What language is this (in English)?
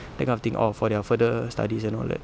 English